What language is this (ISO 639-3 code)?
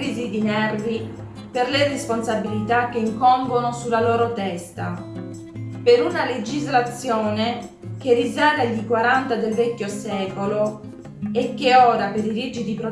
ita